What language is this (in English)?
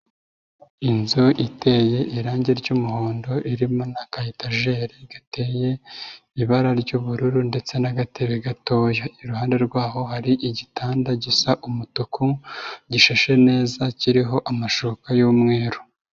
Kinyarwanda